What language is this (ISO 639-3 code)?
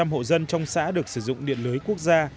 vie